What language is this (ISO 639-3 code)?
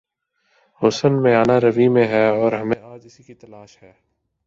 urd